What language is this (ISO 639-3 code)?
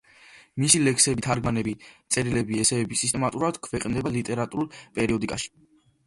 kat